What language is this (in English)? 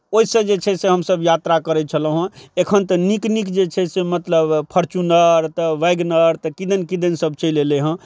Maithili